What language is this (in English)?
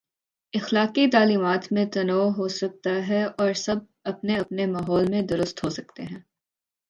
Urdu